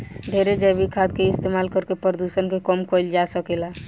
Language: Bhojpuri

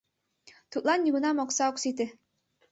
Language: Mari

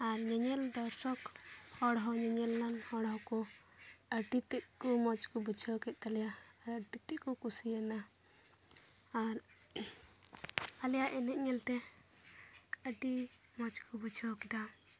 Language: Santali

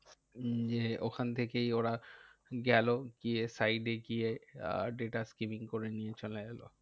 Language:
Bangla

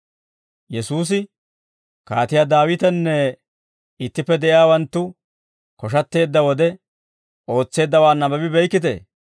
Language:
Dawro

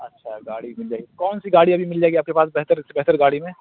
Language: Urdu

